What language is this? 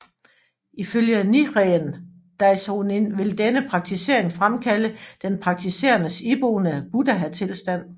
Danish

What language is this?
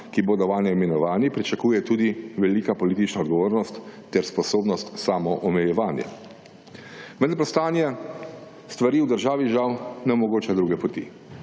Slovenian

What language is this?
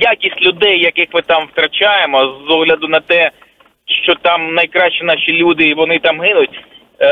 Ukrainian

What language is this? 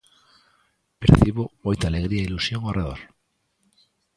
Galician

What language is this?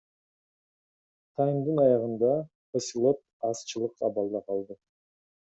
Kyrgyz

